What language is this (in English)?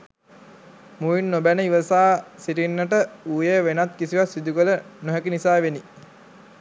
Sinhala